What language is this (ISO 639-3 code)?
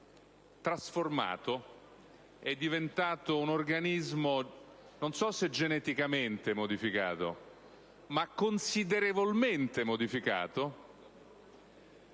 ita